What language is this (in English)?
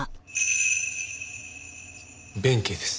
Japanese